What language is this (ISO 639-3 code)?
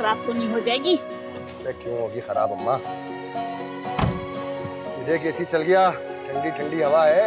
hin